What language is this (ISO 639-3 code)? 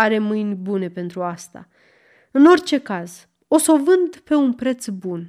ron